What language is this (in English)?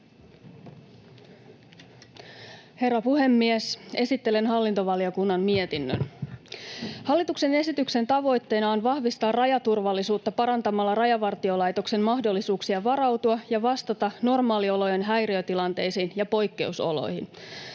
Finnish